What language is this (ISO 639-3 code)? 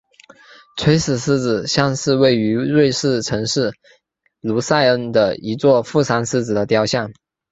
zho